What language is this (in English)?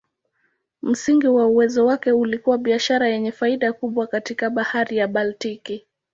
Swahili